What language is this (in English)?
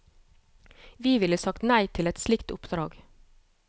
Norwegian